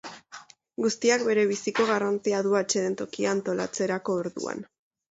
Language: Basque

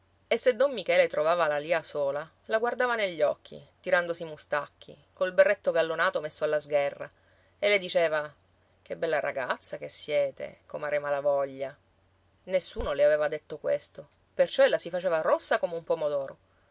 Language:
Italian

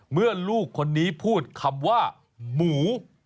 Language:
Thai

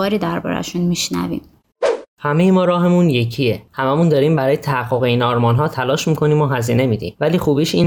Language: Persian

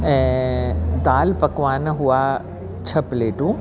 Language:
Sindhi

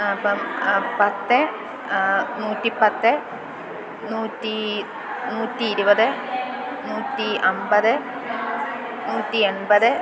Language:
Malayalam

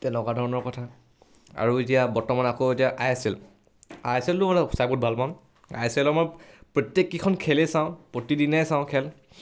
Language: Assamese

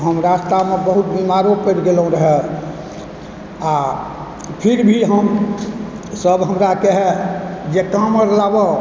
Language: Maithili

